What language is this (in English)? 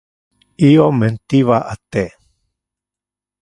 Interlingua